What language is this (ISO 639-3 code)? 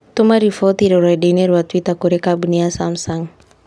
kik